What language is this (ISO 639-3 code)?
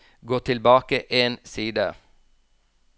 nor